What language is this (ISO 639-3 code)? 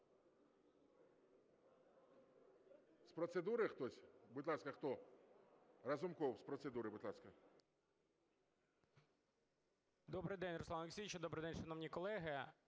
ukr